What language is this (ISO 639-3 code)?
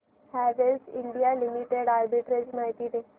mar